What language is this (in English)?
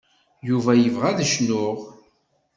Kabyle